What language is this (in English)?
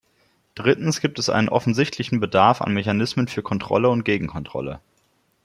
German